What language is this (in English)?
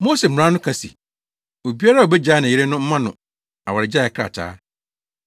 Akan